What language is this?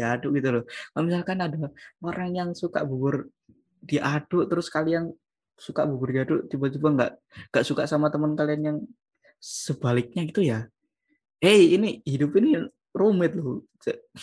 Indonesian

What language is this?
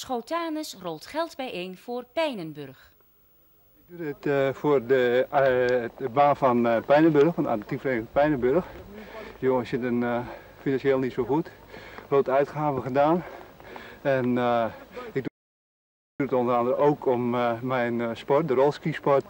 Dutch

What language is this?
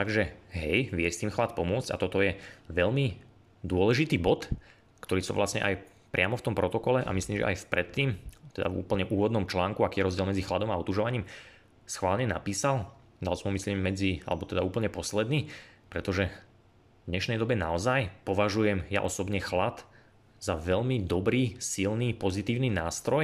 Slovak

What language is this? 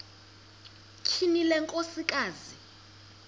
Xhosa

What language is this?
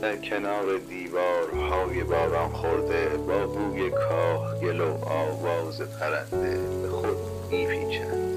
Persian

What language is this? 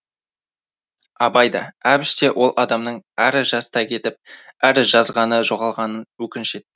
Kazakh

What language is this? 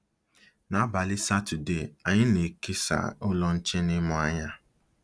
Igbo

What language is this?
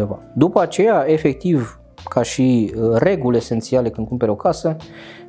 Romanian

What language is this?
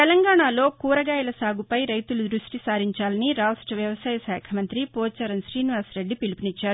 Telugu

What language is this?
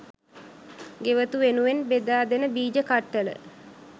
Sinhala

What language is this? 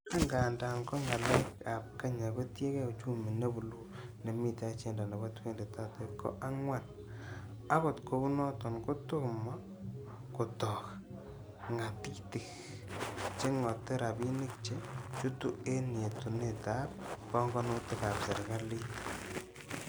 Kalenjin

